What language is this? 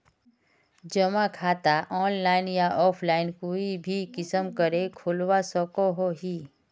Magahi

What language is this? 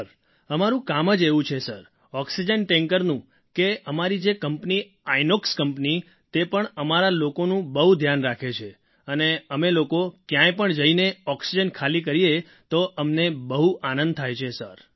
Gujarati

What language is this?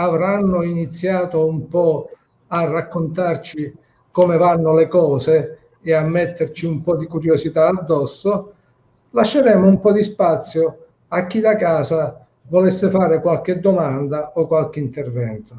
Italian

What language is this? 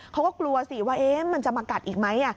Thai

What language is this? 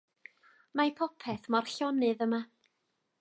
Welsh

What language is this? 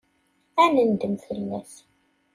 Kabyle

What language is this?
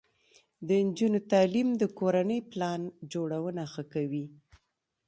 Pashto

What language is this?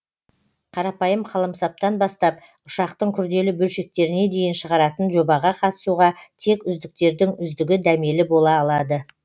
Kazakh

